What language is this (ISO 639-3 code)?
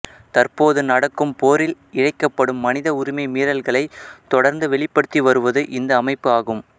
tam